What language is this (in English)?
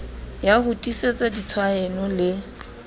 Southern Sotho